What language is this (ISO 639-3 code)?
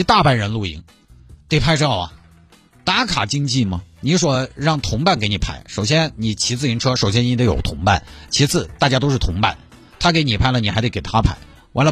zho